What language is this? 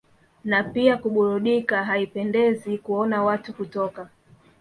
Swahili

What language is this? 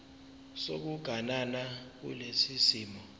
Zulu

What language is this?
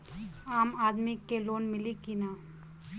Bhojpuri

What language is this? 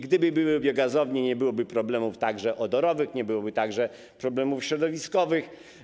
Polish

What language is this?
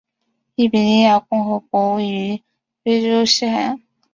Chinese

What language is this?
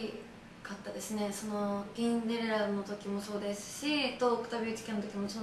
Japanese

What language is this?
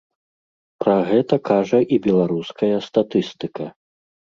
Belarusian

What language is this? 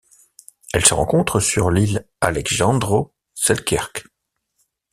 French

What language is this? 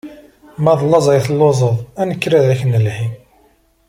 Kabyle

